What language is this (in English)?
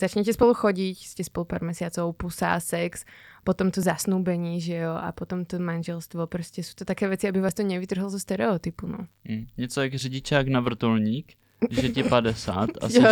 Czech